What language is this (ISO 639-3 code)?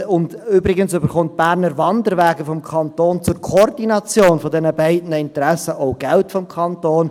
gsw